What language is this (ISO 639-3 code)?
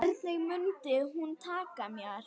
isl